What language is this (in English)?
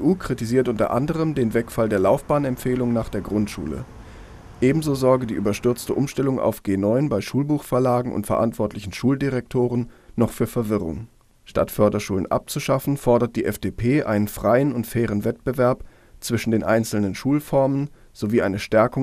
German